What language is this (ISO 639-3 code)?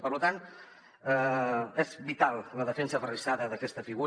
cat